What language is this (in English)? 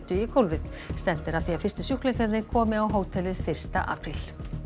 Icelandic